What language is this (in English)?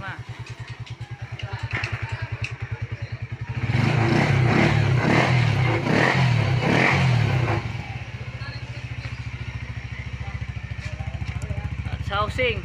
Filipino